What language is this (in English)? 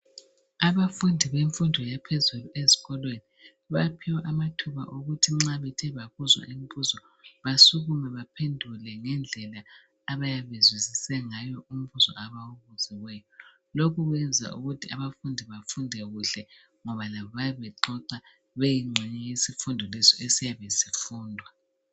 North Ndebele